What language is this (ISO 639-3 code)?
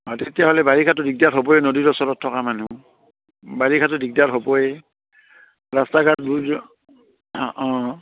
asm